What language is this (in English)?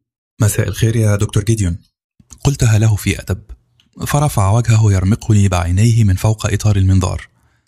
Arabic